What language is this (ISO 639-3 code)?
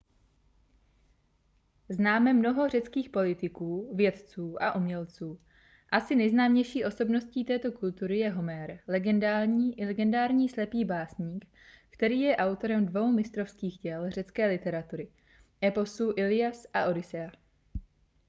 ces